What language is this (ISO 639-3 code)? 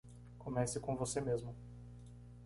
por